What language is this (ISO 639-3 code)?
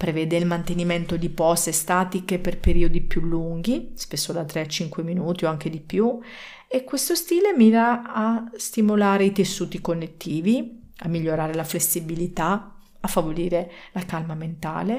ita